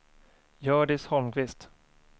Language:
Swedish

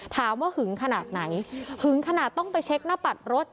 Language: Thai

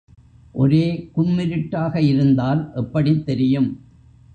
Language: Tamil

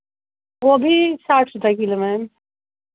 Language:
Hindi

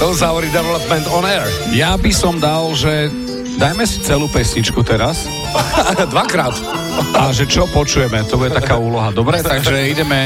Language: Slovak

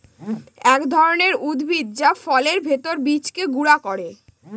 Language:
Bangla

